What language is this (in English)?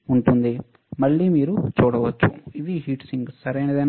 Telugu